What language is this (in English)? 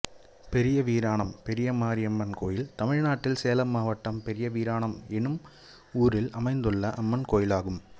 Tamil